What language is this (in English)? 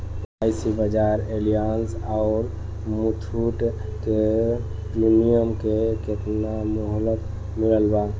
Bhojpuri